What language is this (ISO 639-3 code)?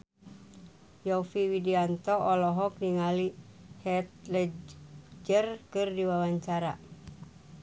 sun